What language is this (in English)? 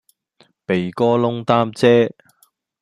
Cantonese